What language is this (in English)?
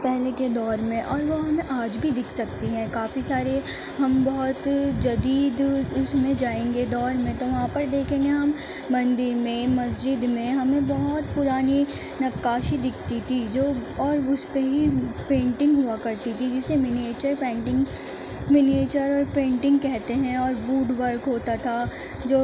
Urdu